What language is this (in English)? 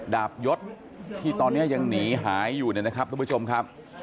Thai